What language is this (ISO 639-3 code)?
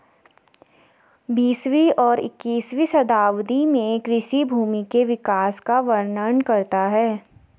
hin